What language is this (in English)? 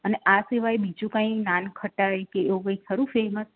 Gujarati